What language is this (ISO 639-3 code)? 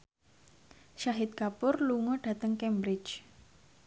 jav